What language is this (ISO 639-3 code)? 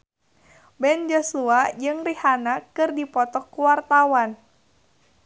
sun